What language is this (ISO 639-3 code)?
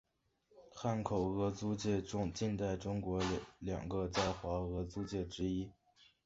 zho